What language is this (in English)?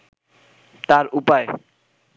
Bangla